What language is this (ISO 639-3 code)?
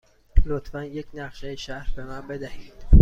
fas